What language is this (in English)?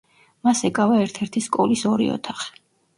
Georgian